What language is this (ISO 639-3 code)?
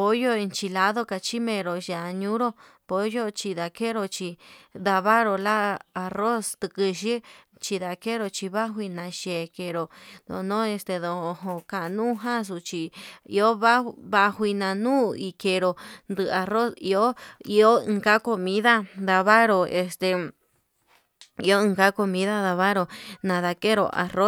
mab